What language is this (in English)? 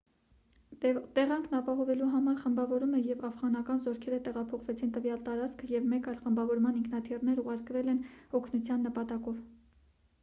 Armenian